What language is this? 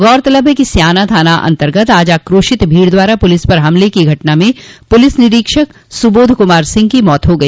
Hindi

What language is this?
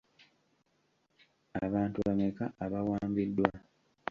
Ganda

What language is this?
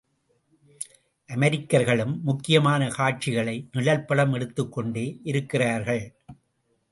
Tamil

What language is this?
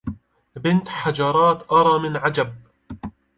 Arabic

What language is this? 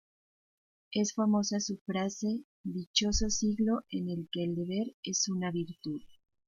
Spanish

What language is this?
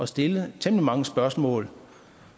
Danish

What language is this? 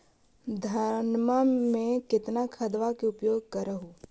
Magahi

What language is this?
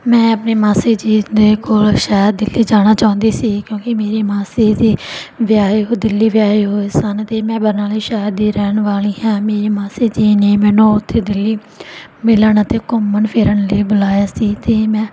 Punjabi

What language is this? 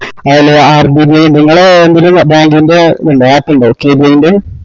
Malayalam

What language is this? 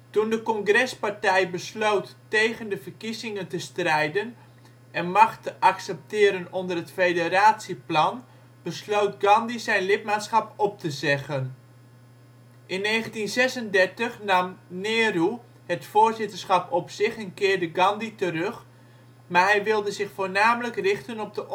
Dutch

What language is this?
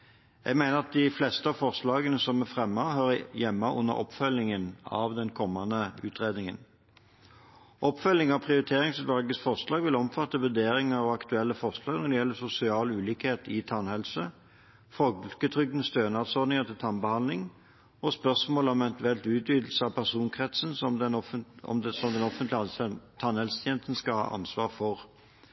Norwegian Bokmål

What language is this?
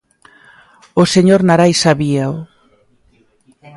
Galician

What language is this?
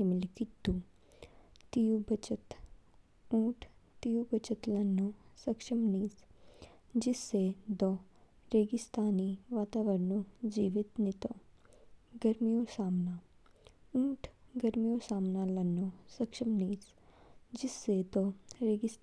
Kinnauri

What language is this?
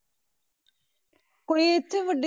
Punjabi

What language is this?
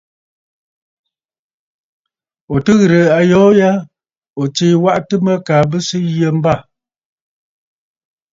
Bafut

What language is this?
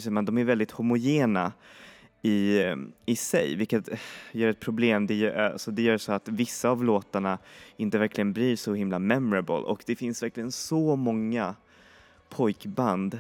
Swedish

